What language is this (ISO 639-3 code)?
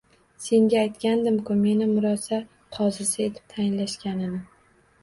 uzb